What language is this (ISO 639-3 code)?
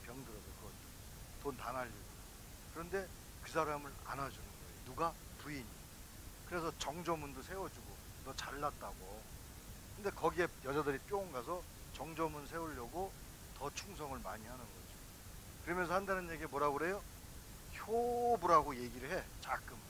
kor